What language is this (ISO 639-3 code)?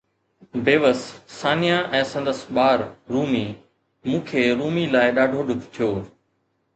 snd